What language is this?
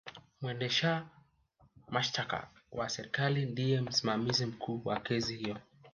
Swahili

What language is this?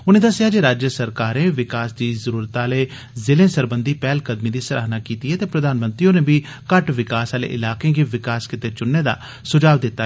Dogri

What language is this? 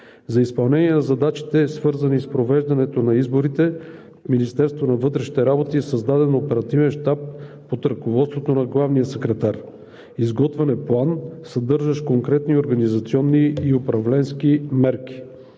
Bulgarian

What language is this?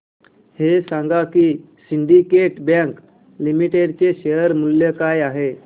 Marathi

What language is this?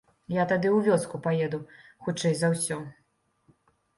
Belarusian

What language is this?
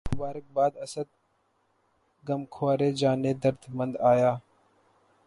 Urdu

